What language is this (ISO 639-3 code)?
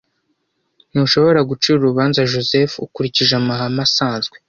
kin